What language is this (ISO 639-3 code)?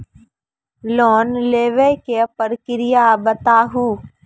mai